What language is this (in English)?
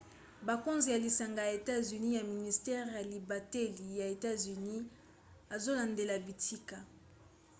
Lingala